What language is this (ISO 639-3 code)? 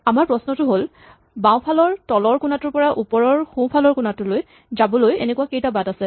asm